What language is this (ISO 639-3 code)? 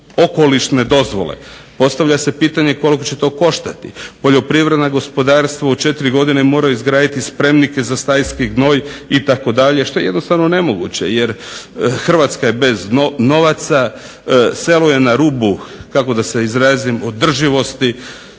hrv